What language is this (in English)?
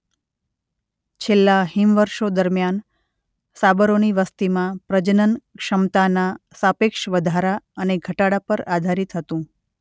Gujarati